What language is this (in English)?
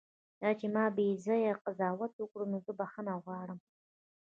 Pashto